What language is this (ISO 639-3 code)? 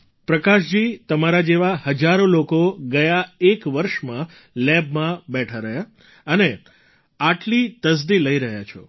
guj